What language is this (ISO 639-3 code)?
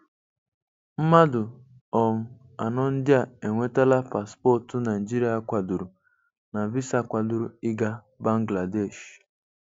ibo